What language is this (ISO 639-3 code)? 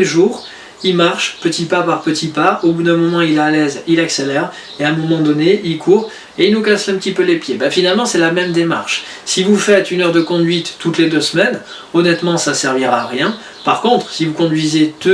fra